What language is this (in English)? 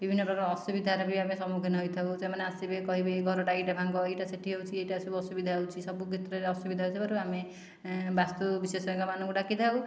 Odia